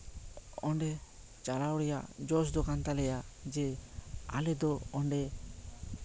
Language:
Santali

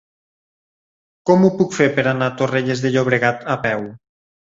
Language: Catalan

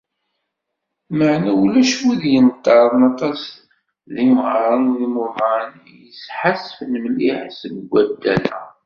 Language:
Kabyle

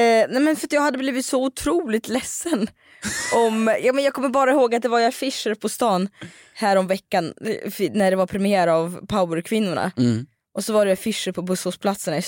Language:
Swedish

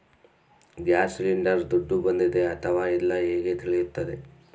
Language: Kannada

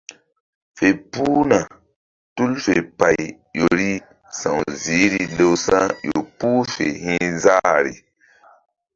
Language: Mbum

